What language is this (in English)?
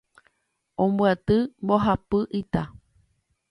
Guarani